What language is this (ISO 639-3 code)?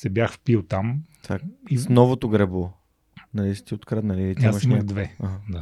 bul